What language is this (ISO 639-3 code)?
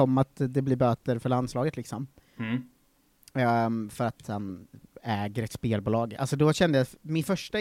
swe